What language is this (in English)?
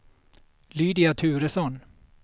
Swedish